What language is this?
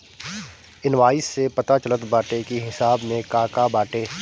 Bhojpuri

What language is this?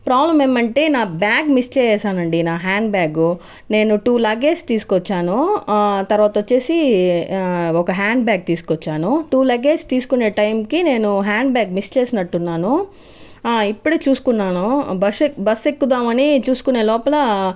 Telugu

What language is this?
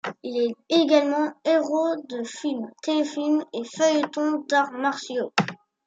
French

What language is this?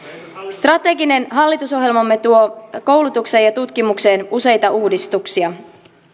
Finnish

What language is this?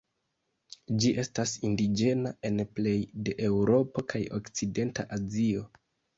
Esperanto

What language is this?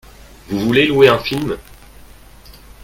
French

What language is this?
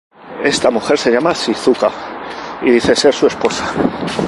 Spanish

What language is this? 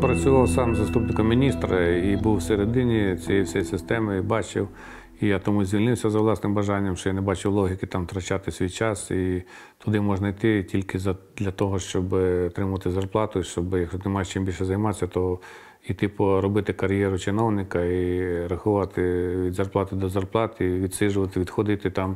Ukrainian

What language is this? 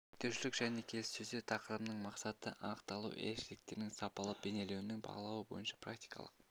Kazakh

